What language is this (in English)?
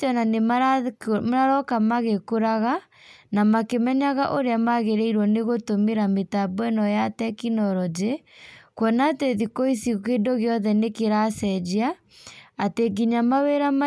Kikuyu